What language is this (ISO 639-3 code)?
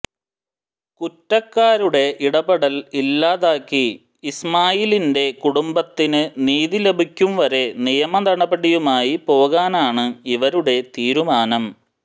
mal